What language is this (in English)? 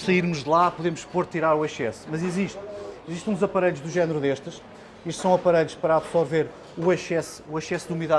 Portuguese